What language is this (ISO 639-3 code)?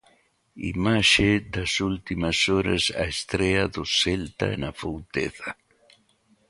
glg